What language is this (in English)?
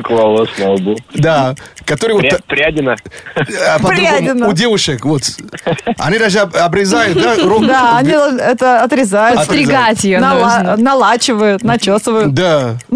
Russian